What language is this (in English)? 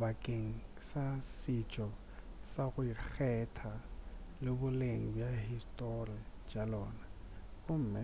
Northern Sotho